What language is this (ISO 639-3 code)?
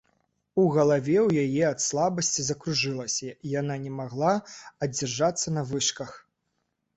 bel